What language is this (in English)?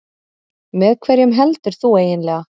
Icelandic